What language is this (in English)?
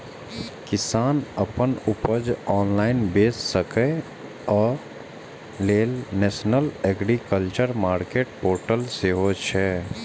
Maithili